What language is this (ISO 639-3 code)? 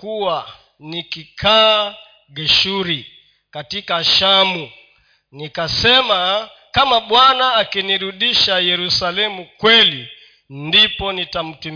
swa